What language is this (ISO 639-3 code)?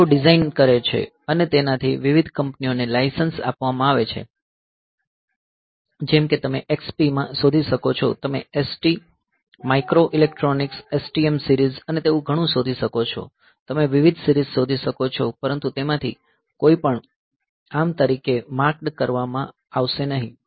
guj